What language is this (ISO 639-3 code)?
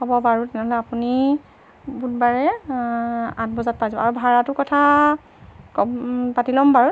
asm